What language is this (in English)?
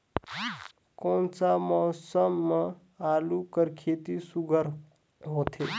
Chhattisgarhi